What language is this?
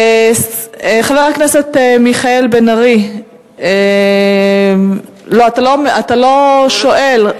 Hebrew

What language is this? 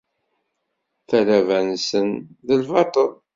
Kabyle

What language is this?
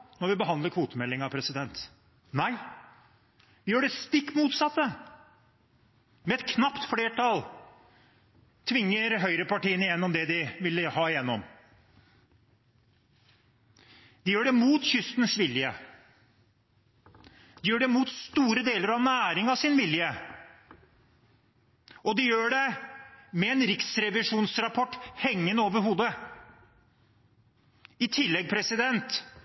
Norwegian Bokmål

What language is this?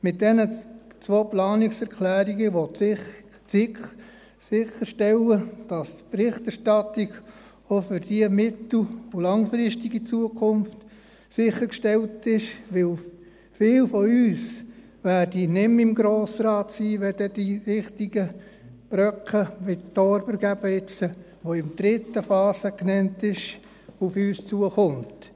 Swiss German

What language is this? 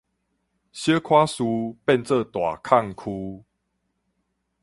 Min Nan Chinese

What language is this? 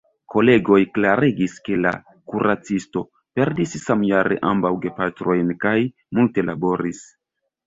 Esperanto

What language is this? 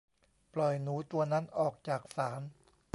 Thai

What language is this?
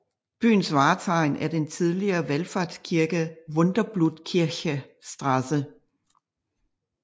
Danish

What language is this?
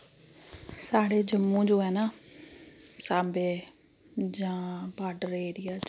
Dogri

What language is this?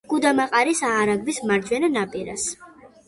Georgian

